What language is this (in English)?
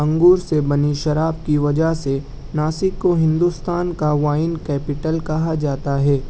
Urdu